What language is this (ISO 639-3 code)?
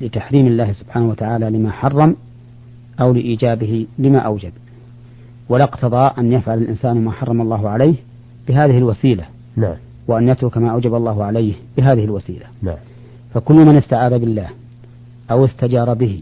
ara